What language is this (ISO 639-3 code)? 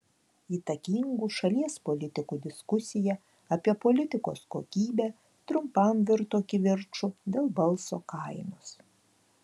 lit